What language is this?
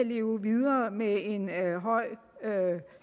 Danish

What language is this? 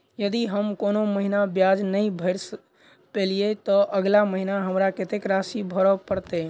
Maithili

